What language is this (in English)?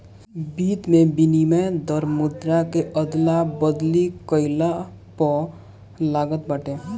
Bhojpuri